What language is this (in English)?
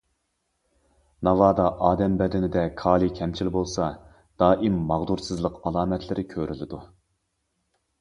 Uyghur